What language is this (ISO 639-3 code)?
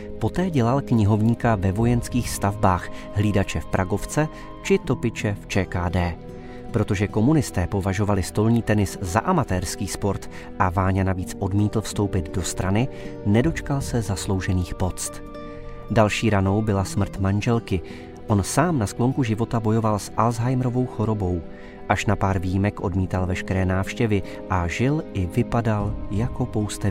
ces